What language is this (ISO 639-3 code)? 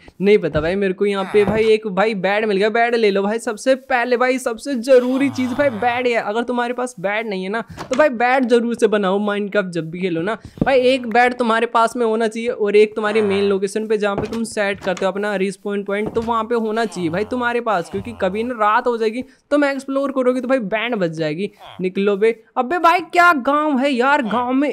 hin